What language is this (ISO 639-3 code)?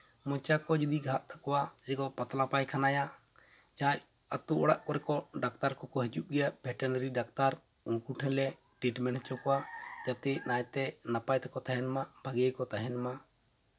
sat